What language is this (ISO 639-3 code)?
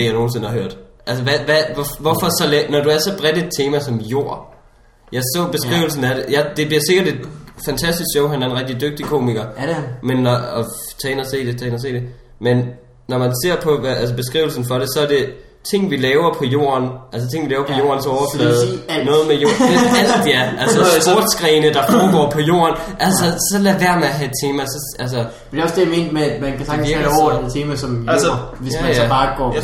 dan